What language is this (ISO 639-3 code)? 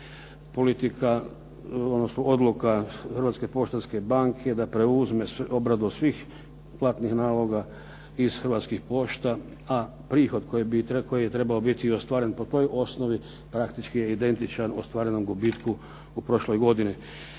hrv